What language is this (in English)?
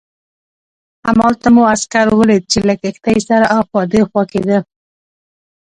Pashto